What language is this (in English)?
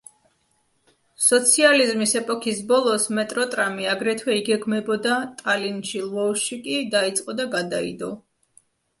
Georgian